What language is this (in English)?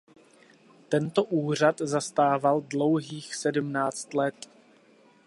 Czech